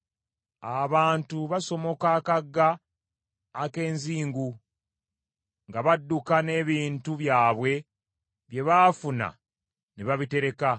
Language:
Ganda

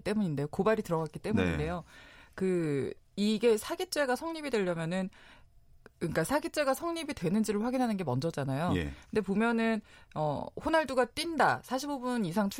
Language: Korean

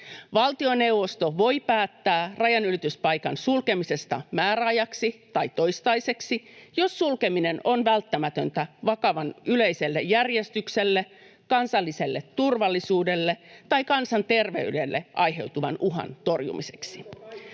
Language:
Finnish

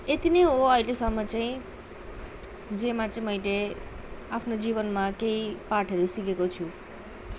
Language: Nepali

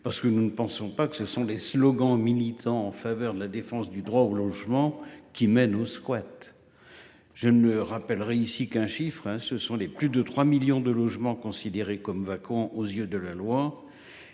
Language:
French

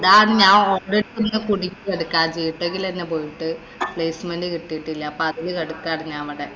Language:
Malayalam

